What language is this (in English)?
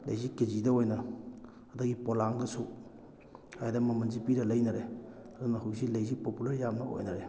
Manipuri